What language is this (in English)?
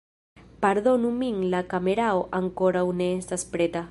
Esperanto